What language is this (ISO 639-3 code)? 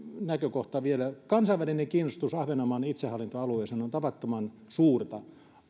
fin